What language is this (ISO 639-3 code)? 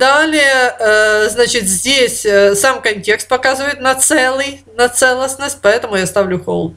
rus